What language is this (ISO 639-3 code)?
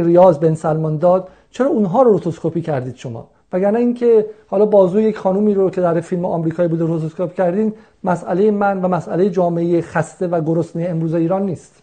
fas